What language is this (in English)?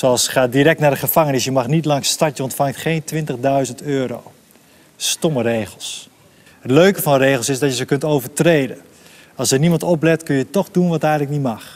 Dutch